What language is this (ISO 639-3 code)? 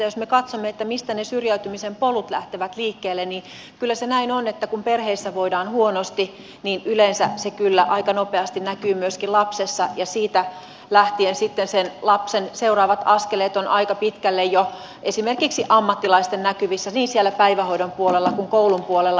fin